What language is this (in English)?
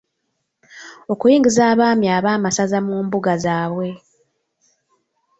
Ganda